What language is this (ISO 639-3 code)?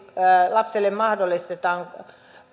fin